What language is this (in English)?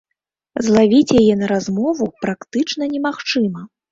Belarusian